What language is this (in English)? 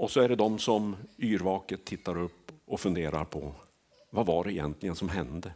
Swedish